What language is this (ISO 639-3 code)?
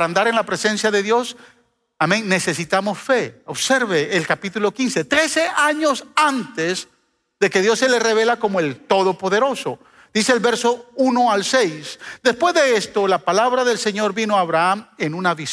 spa